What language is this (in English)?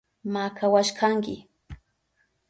Southern Pastaza Quechua